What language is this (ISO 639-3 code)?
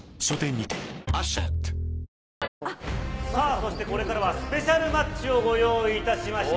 jpn